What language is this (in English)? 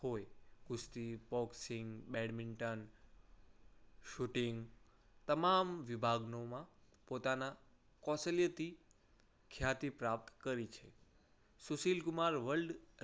Gujarati